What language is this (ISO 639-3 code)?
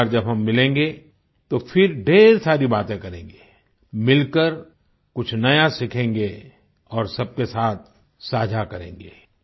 hin